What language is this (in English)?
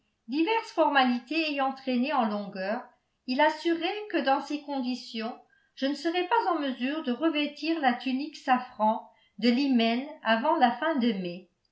French